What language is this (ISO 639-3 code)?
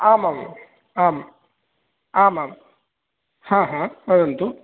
san